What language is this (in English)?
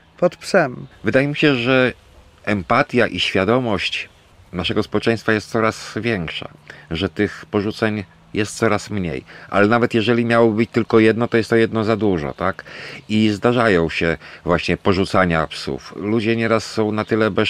Polish